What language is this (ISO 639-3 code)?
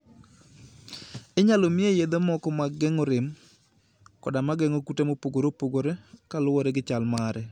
luo